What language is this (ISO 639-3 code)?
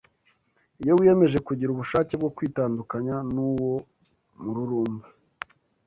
kin